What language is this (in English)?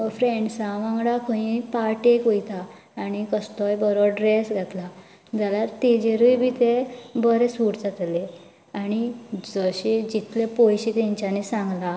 Konkani